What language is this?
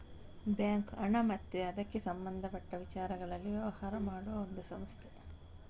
Kannada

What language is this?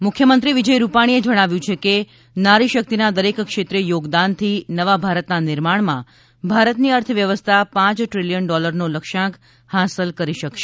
Gujarati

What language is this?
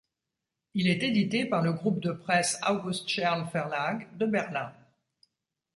French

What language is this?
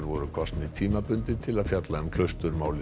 Icelandic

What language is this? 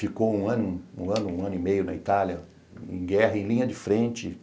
Portuguese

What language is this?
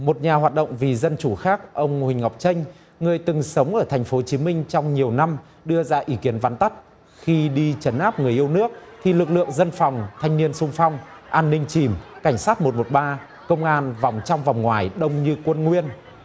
Vietnamese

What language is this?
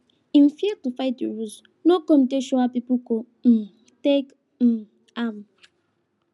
Nigerian Pidgin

